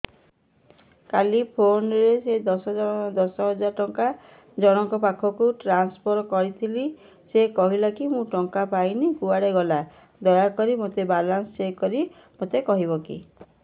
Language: Odia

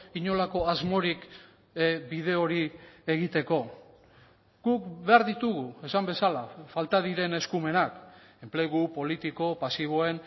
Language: Basque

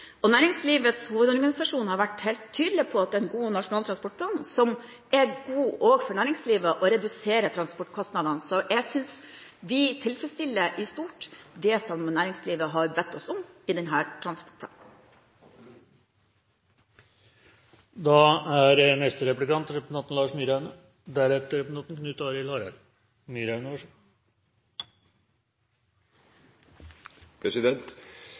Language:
Norwegian Bokmål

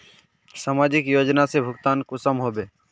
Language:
Magahi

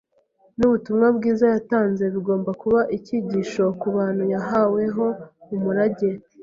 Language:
Kinyarwanda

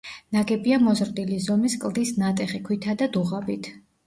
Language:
Georgian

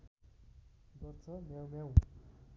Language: Nepali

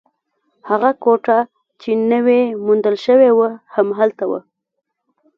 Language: Pashto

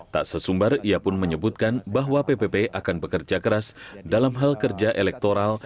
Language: Indonesian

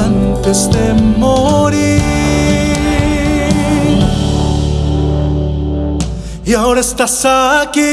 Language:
Spanish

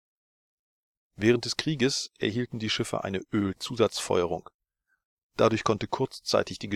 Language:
German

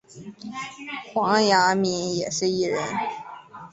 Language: Chinese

